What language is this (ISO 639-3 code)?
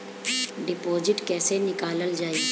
bho